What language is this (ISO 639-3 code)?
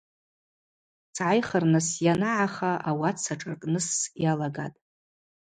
abq